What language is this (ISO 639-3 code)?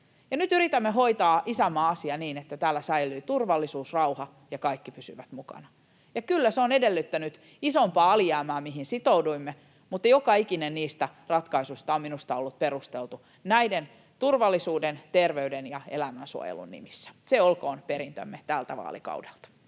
fin